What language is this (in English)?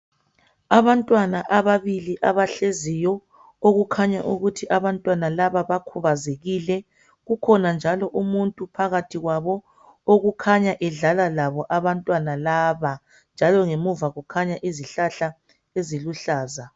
North Ndebele